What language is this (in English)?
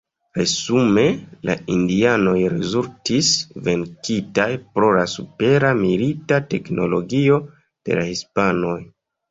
Esperanto